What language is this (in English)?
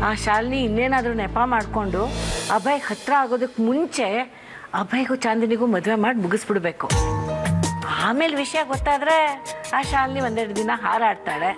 Thai